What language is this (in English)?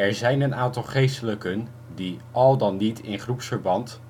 Dutch